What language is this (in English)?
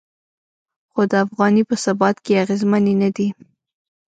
Pashto